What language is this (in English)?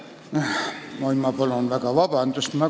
Estonian